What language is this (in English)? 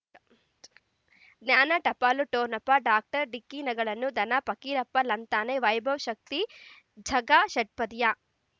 Kannada